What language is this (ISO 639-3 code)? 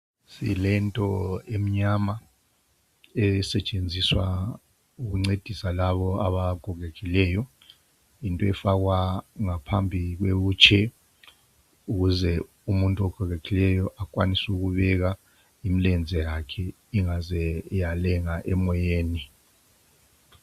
nde